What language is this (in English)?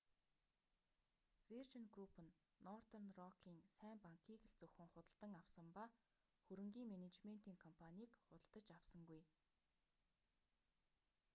Mongolian